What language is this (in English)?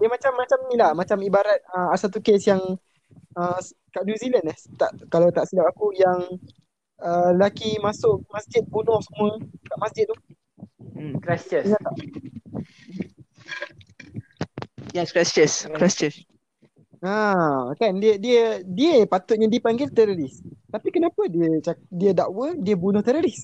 Malay